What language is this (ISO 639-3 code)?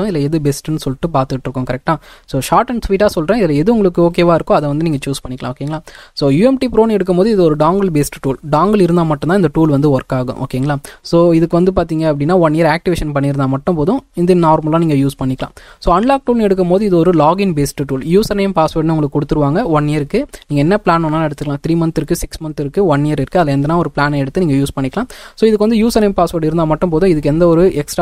tam